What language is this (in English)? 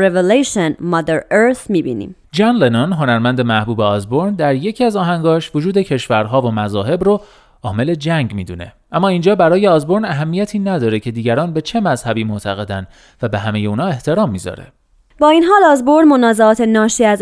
Persian